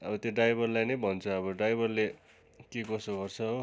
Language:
Nepali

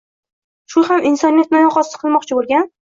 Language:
Uzbek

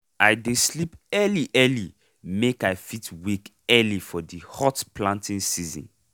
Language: Nigerian Pidgin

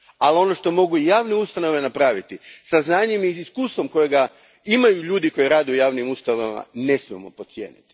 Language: Croatian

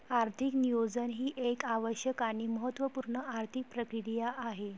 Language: Marathi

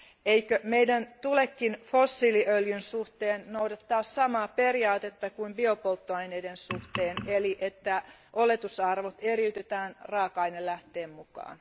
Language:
Finnish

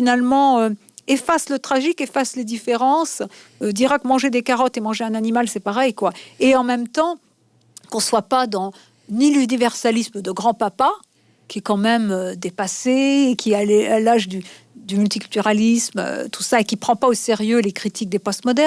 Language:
French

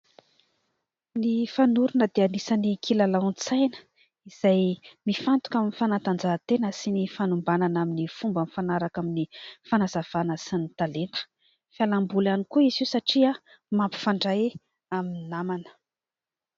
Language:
Malagasy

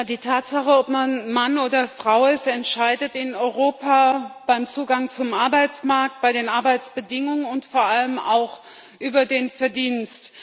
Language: German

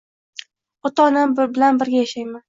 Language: Uzbek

